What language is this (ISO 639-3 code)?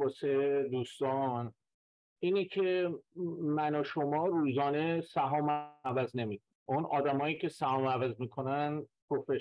fas